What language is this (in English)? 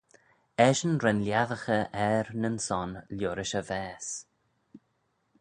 Manx